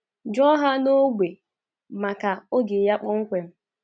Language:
Igbo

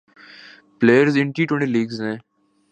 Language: Urdu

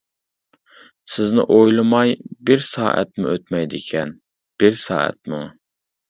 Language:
Uyghur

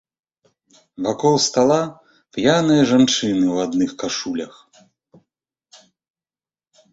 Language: Belarusian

